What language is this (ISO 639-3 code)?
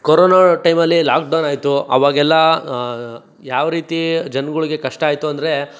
kan